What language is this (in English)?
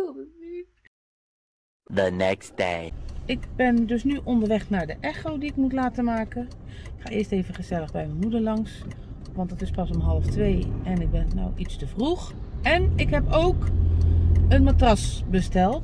Dutch